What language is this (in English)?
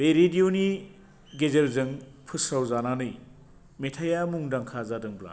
Bodo